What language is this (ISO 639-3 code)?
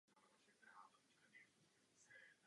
ces